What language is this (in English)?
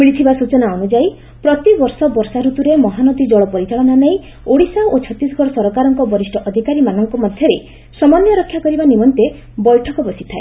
Odia